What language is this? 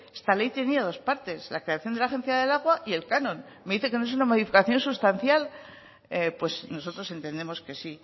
Spanish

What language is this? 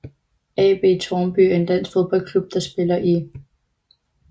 Danish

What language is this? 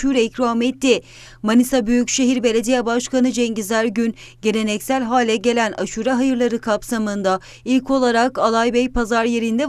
Turkish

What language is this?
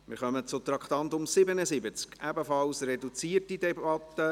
Swiss German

